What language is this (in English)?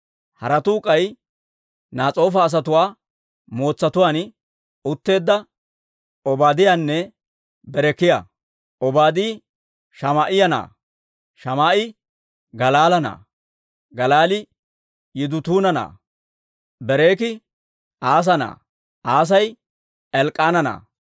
Dawro